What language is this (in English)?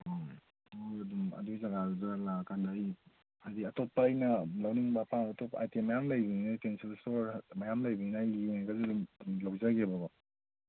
Manipuri